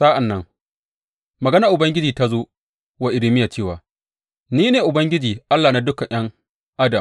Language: Hausa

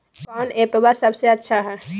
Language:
Magahi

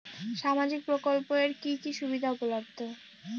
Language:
Bangla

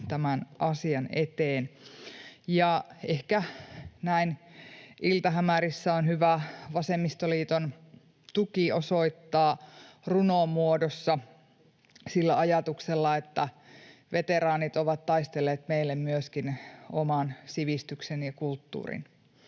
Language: Finnish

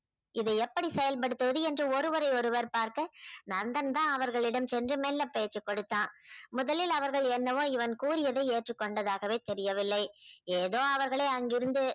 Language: Tamil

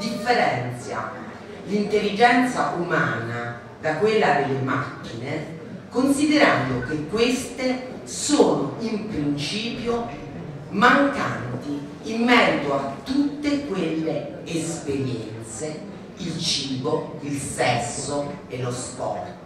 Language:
Italian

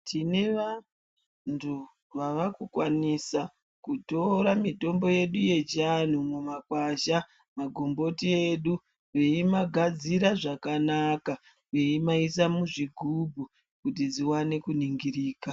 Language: Ndau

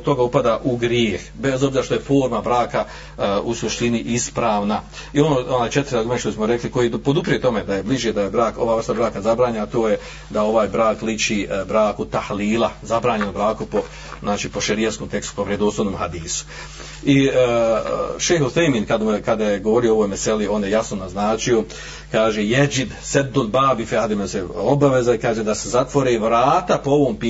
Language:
Croatian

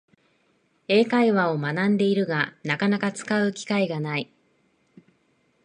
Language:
Japanese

